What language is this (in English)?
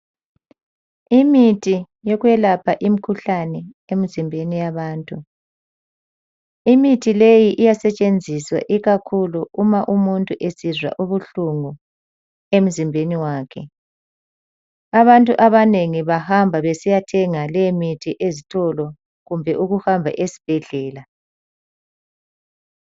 North Ndebele